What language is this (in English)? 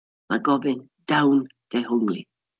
Welsh